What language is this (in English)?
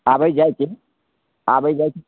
Maithili